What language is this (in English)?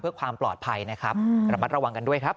Thai